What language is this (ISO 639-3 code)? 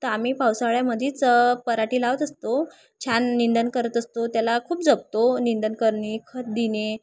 mar